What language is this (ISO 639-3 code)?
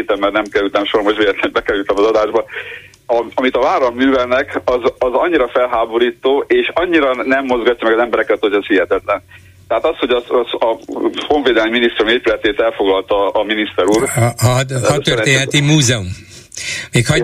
hun